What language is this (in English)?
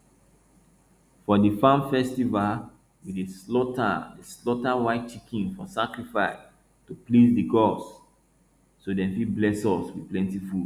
Nigerian Pidgin